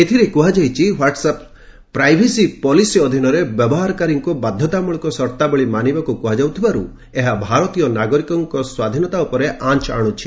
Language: Odia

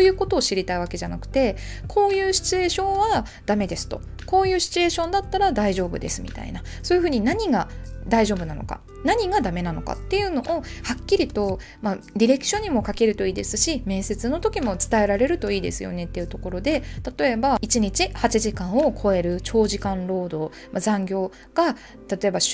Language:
Japanese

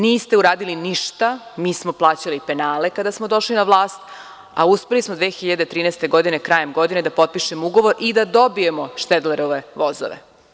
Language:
Serbian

